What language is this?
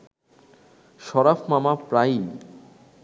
Bangla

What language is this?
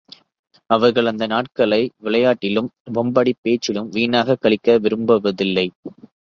Tamil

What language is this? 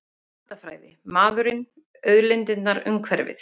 Icelandic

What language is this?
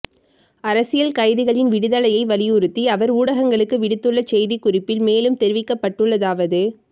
Tamil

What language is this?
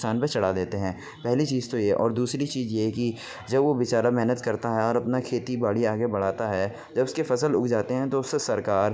Urdu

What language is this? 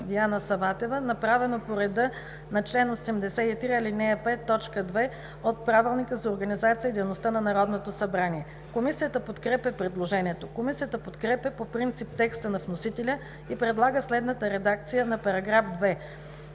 Bulgarian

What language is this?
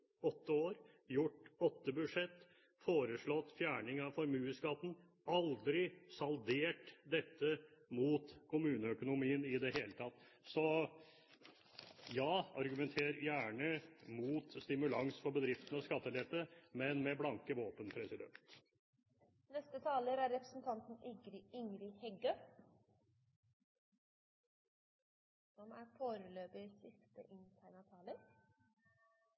Norwegian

